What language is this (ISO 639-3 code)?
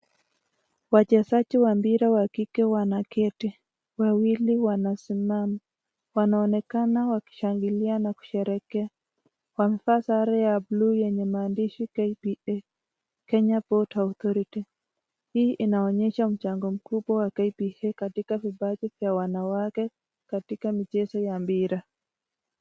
swa